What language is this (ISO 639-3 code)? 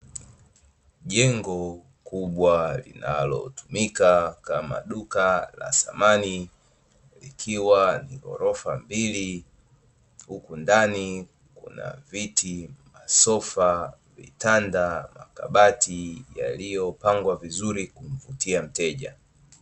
swa